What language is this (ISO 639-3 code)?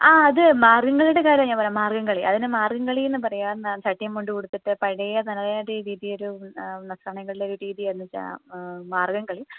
mal